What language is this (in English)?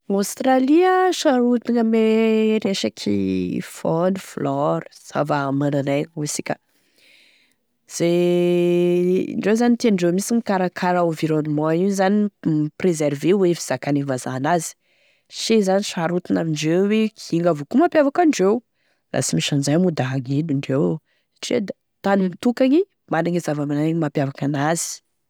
Tesaka Malagasy